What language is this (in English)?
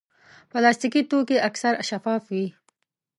Pashto